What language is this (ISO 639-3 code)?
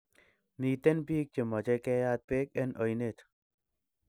kln